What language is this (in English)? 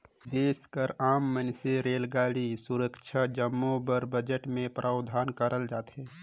Chhattisgarhi